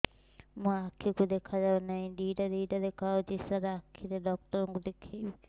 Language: Odia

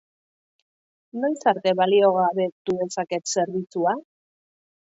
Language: Basque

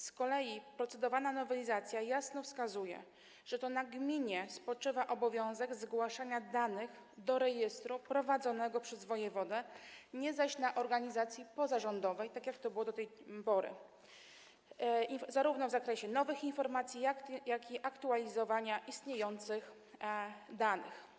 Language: Polish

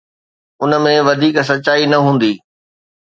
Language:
Sindhi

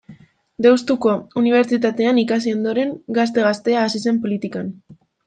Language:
Basque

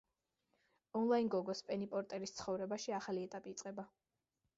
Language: Georgian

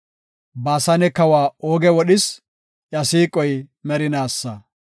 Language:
Gofa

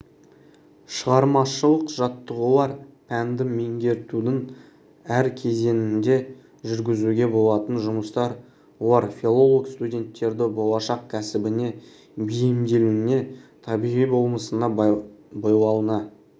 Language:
Kazakh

